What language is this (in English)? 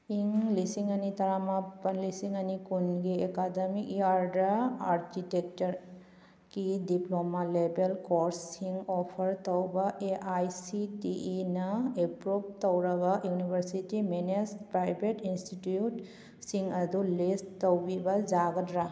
Manipuri